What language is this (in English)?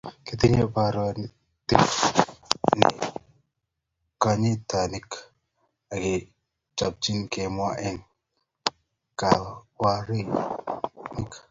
Kalenjin